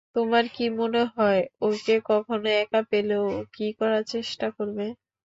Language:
Bangla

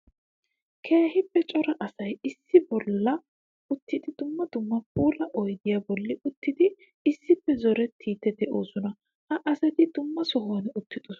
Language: Wolaytta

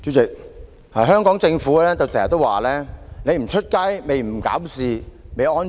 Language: Cantonese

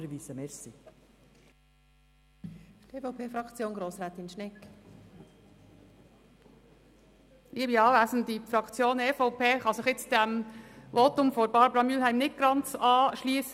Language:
Swiss German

